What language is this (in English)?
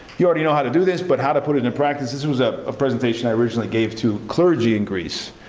English